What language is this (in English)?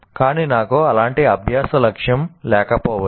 Telugu